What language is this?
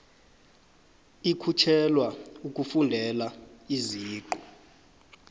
South Ndebele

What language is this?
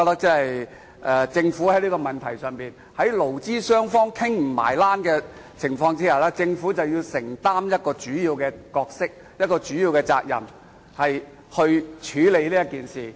Cantonese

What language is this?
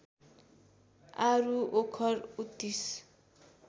Nepali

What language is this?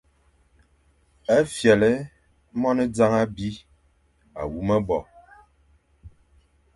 Fang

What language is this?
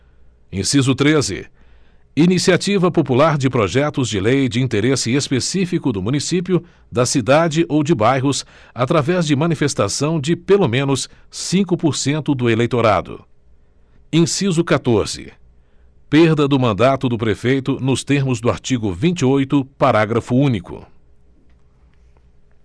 Portuguese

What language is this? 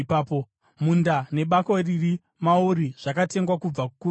Shona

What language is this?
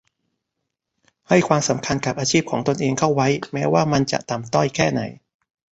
Thai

